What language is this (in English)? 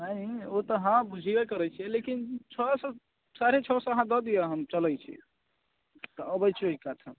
Maithili